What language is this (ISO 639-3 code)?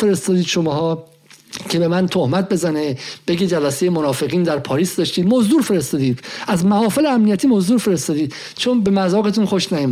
fas